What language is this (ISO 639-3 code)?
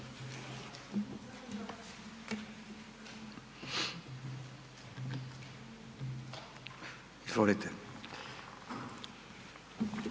hrv